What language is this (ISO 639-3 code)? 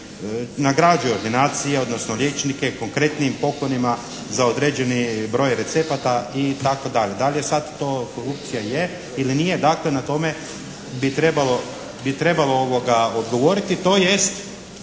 hrv